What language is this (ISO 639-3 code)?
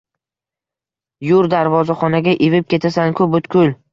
uzb